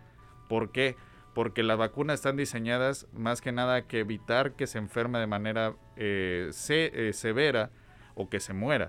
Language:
Spanish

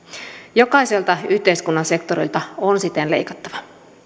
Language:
Finnish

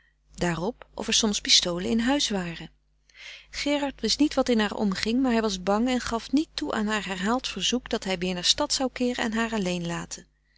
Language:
Dutch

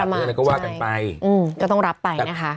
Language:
Thai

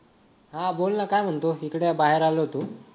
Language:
Marathi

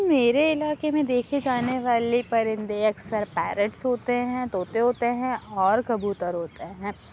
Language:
Urdu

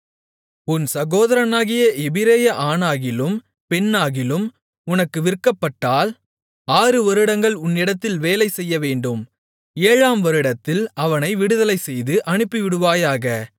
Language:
Tamil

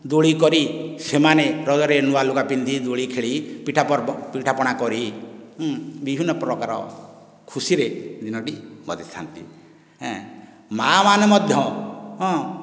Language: Odia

